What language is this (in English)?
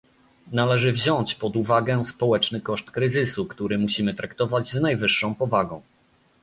Polish